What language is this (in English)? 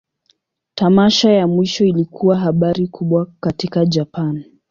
Swahili